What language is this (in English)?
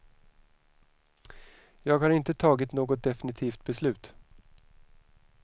Swedish